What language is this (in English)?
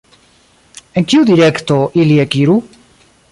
Esperanto